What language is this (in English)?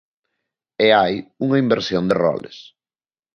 Galician